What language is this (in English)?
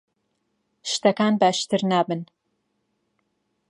Central Kurdish